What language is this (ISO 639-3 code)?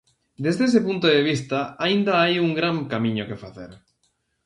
glg